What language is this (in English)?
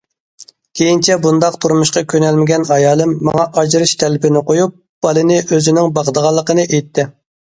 Uyghur